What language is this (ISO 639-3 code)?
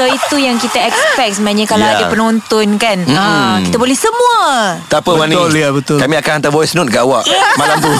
msa